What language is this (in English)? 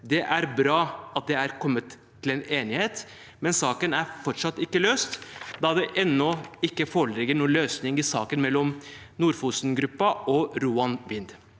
Norwegian